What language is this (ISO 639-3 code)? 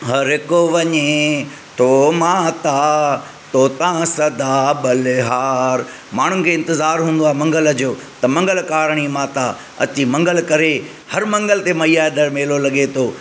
snd